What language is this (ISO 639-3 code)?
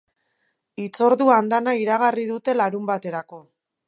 eus